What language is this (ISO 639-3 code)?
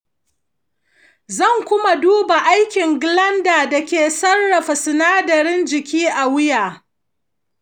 hau